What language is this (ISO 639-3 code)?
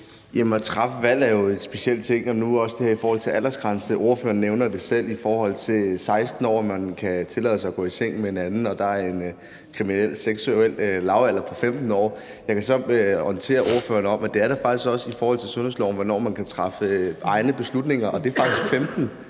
dan